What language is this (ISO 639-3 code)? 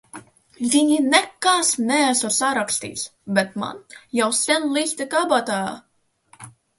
lav